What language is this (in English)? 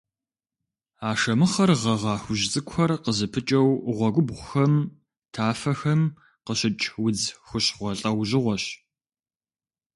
Kabardian